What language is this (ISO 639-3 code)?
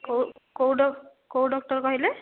ori